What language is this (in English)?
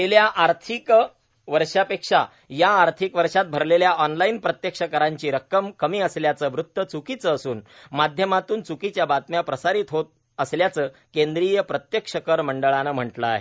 Marathi